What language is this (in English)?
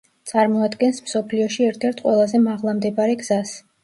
Georgian